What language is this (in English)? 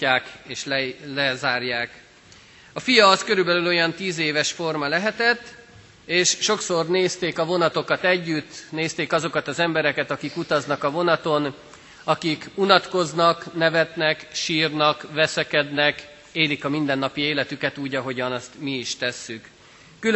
Hungarian